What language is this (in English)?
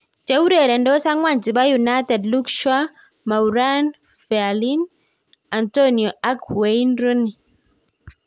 Kalenjin